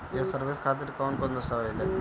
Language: Bhojpuri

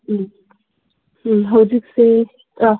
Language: Manipuri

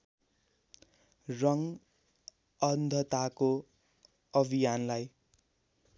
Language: Nepali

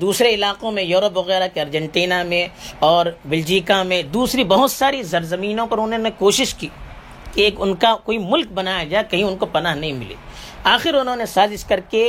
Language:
Urdu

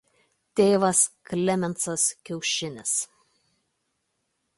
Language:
Lithuanian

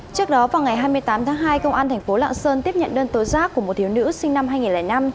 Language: Vietnamese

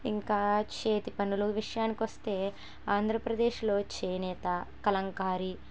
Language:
Telugu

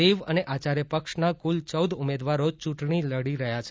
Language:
Gujarati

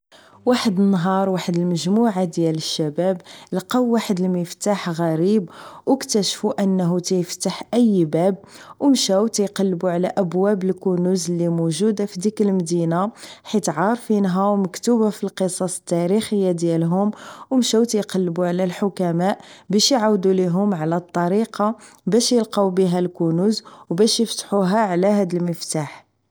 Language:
Moroccan Arabic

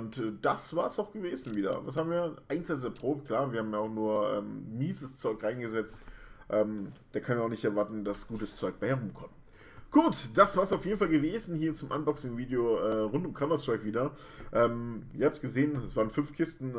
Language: German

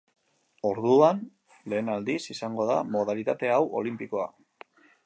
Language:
Basque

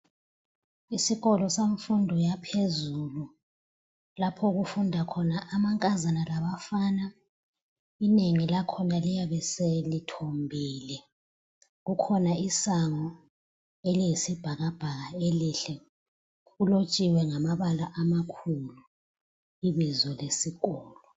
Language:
North Ndebele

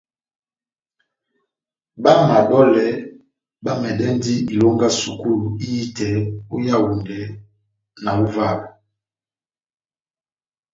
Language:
Batanga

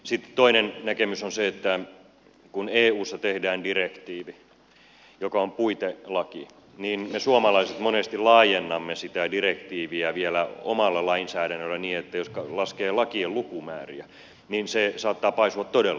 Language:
Finnish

